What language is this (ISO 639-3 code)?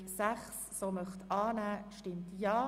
gsw